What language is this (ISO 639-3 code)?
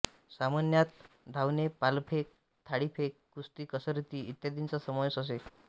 mar